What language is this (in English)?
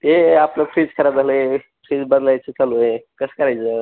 Marathi